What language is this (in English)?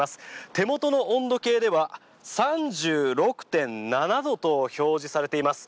Japanese